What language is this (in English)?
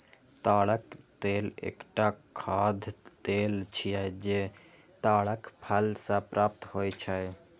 Maithili